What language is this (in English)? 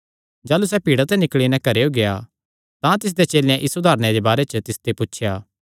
Kangri